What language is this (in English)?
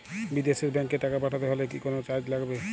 Bangla